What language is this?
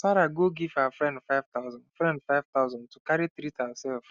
Nigerian Pidgin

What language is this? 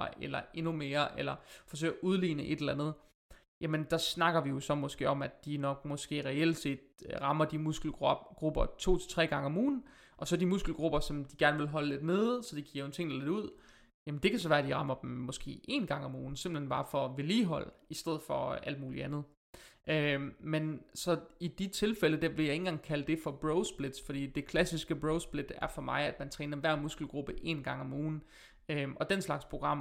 Danish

